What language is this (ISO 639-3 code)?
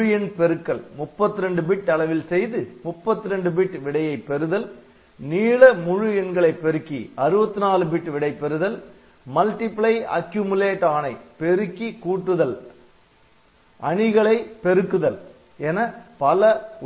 tam